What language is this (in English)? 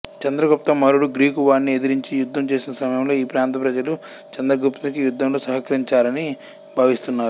Telugu